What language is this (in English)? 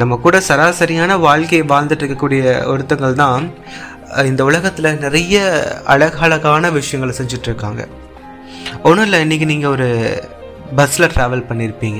Tamil